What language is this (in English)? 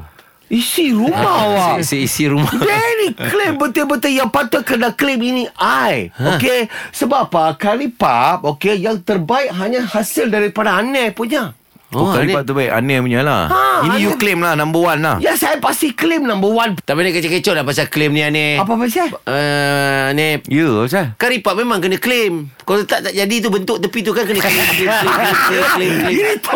Malay